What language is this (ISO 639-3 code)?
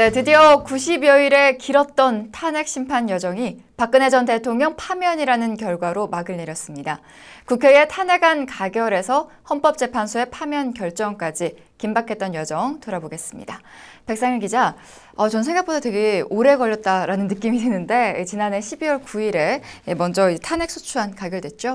kor